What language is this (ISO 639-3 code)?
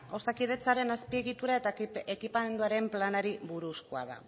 eus